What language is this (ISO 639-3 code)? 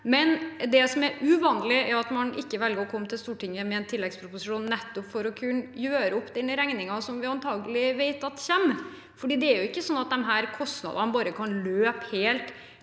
nor